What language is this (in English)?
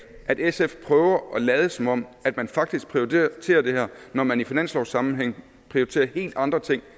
Danish